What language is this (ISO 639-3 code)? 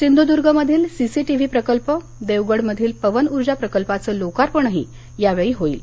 mar